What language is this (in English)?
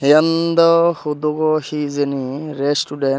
Chakma